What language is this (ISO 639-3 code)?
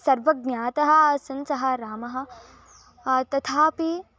san